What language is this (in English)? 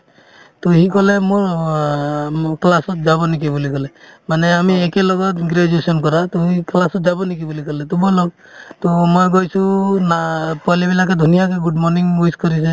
Assamese